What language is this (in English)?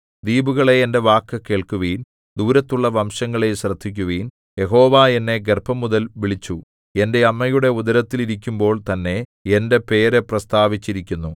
Malayalam